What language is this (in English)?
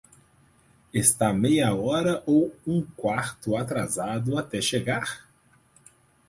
Portuguese